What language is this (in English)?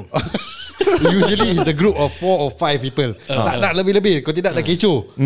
Malay